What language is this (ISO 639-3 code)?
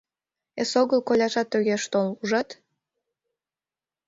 chm